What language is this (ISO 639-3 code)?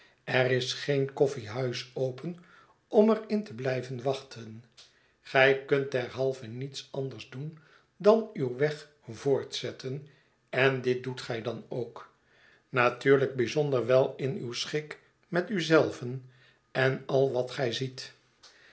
nld